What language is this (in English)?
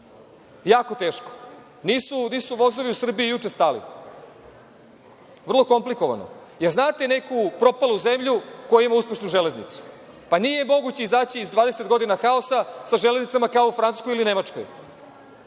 Serbian